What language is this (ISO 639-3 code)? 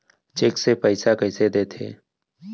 hne